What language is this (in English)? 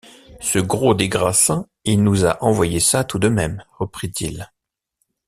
French